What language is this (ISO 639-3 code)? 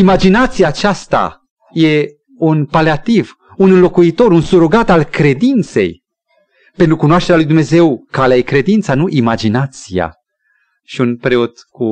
ron